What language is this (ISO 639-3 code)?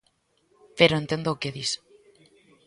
glg